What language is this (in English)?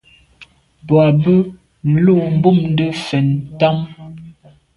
Medumba